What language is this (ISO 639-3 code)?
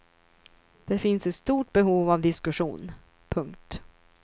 swe